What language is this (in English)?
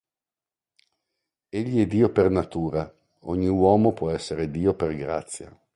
Italian